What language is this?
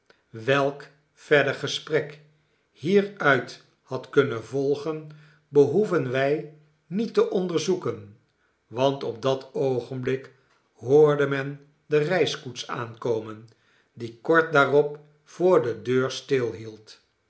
Dutch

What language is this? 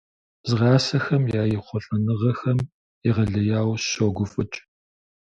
Kabardian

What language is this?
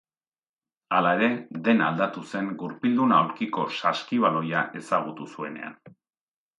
Basque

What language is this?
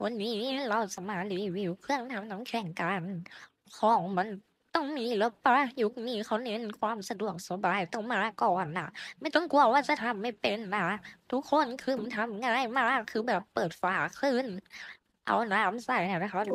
Thai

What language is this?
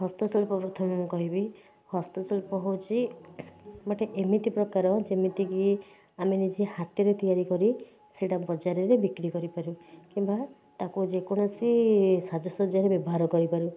Odia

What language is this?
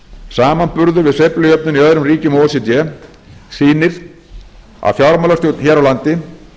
Icelandic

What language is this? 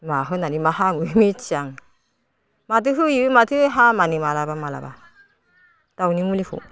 Bodo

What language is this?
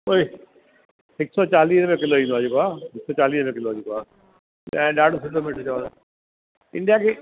Sindhi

